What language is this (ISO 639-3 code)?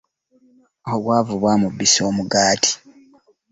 lug